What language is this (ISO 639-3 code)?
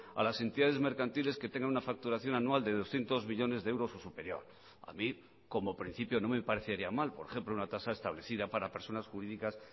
spa